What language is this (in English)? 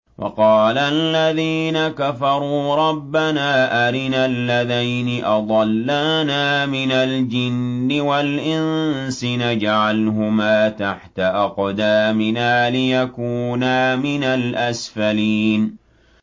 Arabic